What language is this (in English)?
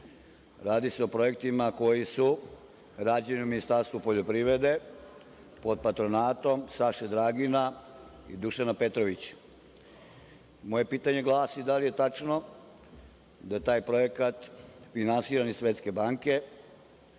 Serbian